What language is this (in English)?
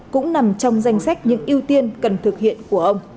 Vietnamese